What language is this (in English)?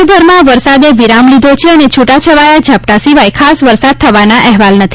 Gujarati